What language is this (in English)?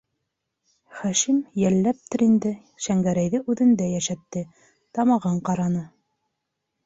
Bashkir